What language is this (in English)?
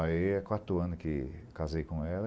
Portuguese